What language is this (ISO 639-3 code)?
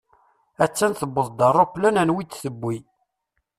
kab